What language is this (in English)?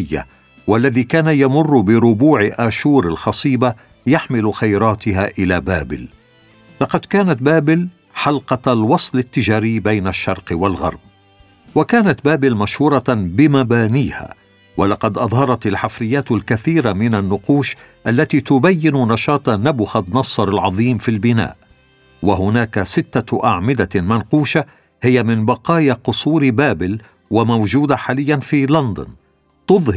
Arabic